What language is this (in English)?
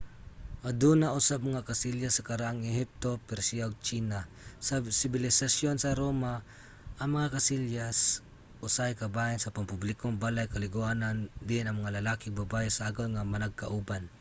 Cebuano